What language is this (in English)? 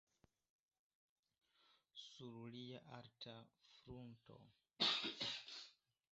Esperanto